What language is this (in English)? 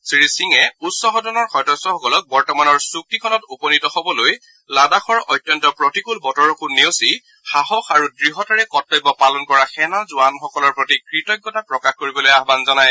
Assamese